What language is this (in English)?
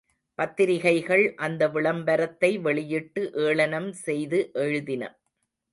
Tamil